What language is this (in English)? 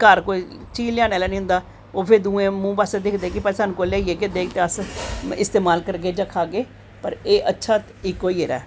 Dogri